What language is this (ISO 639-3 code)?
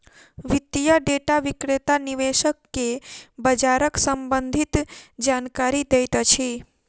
mai